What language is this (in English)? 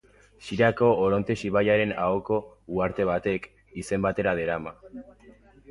Basque